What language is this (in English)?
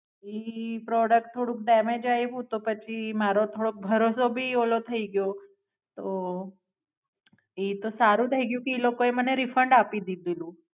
Gujarati